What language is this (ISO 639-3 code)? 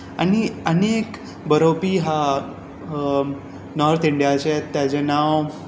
kok